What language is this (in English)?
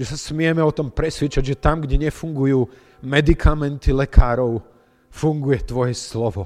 Slovak